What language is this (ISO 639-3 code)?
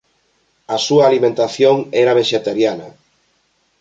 glg